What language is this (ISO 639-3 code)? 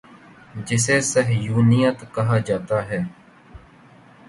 urd